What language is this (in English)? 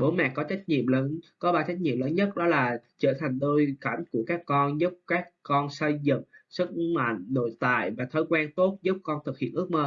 Vietnamese